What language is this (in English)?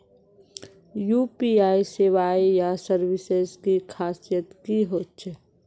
Magahi